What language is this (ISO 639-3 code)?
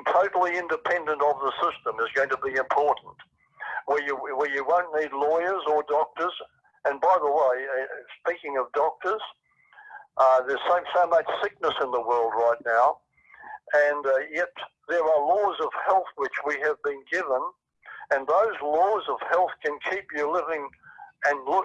eng